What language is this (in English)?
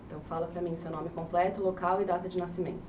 Portuguese